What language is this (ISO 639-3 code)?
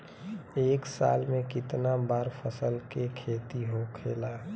bho